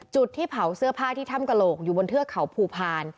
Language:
Thai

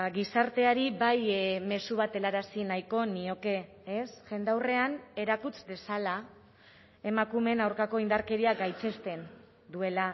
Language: Basque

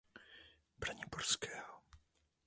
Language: Czech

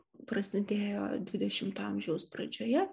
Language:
Lithuanian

